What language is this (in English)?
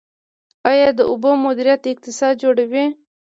Pashto